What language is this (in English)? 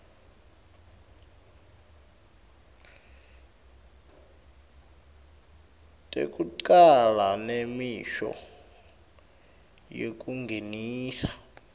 Swati